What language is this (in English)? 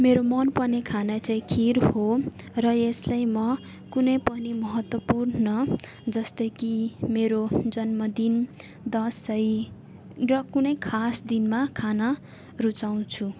Nepali